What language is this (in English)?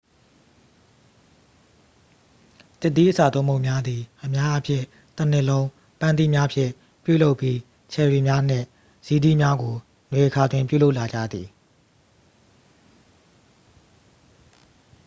Burmese